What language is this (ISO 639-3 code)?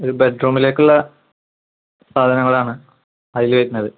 mal